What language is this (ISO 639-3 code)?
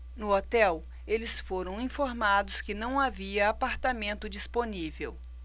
por